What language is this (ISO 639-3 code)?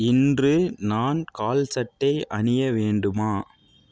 tam